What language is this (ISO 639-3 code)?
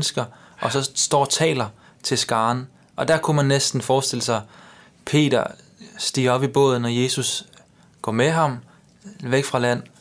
dan